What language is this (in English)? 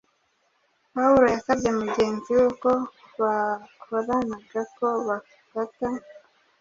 Kinyarwanda